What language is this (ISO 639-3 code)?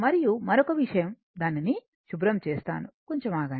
tel